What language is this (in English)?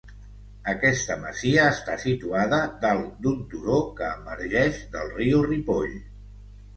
Catalan